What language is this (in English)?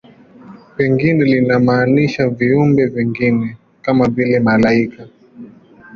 Swahili